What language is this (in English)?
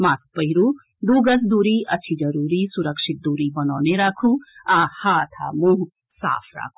Maithili